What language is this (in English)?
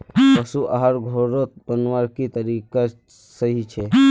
Magahi